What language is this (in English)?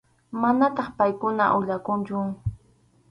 Arequipa-La Unión Quechua